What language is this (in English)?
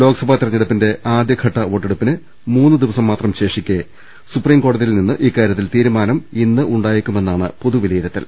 Malayalam